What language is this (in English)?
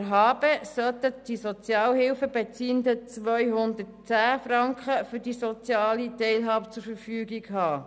Swiss German